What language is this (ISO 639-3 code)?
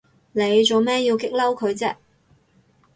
yue